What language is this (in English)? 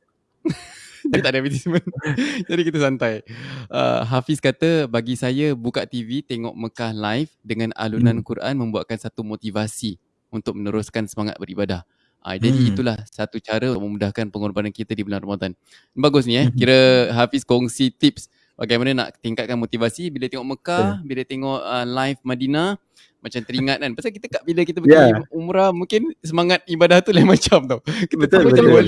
Malay